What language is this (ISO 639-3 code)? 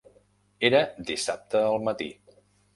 cat